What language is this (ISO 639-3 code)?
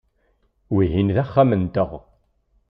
kab